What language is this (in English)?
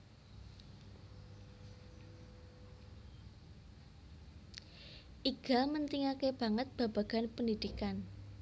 Javanese